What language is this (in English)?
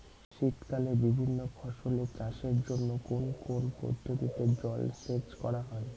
Bangla